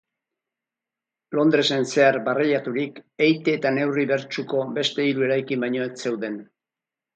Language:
Basque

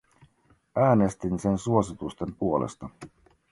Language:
Finnish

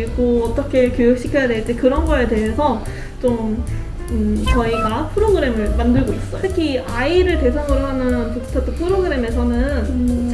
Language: Korean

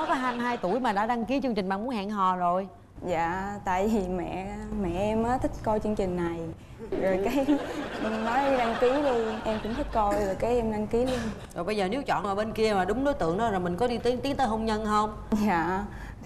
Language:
Vietnamese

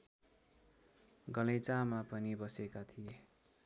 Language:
Nepali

